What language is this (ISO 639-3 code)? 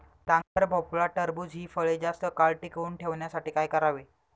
mar